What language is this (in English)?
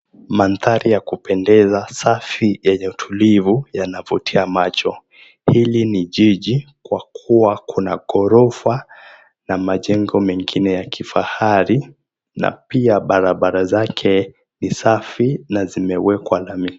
Swahili